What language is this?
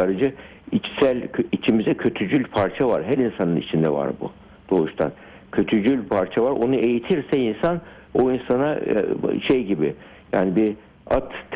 Turkish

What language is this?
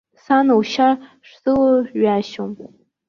Abkhazian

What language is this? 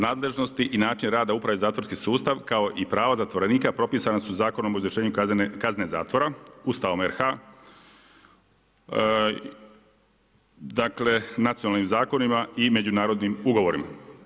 Croatian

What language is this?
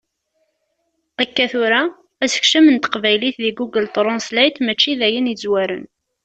Kabyle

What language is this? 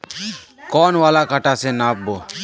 Magahi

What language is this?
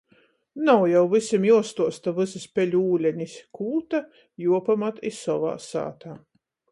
Latgalian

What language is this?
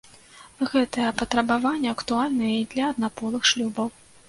Belarusian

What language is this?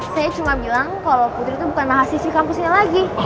Indonesian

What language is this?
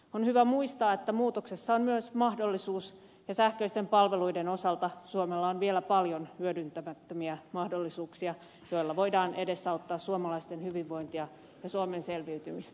Finnish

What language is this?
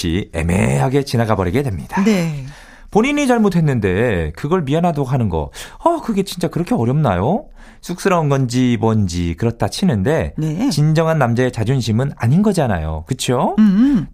Korean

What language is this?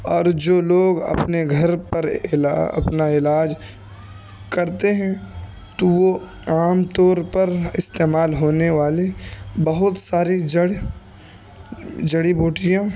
Urdu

